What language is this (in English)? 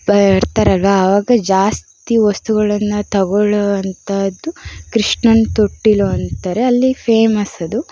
Kannada